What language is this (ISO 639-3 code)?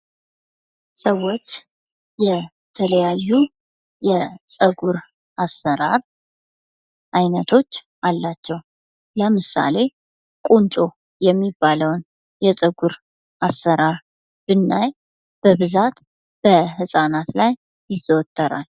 amh